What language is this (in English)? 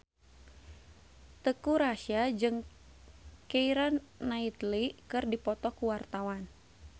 Sundanese